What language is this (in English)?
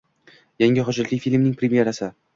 Uzbek